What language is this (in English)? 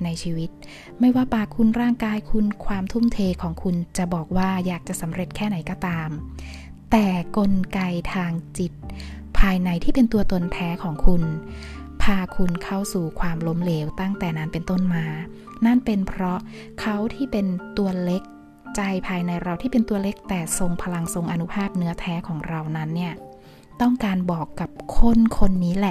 Thai